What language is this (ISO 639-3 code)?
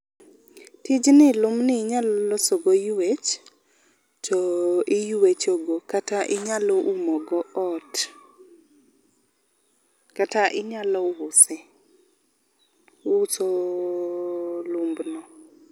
luo